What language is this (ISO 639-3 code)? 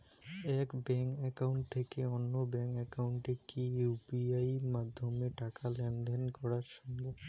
ben